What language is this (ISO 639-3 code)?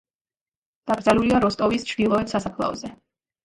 kat